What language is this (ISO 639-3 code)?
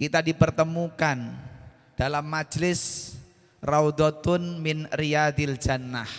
ind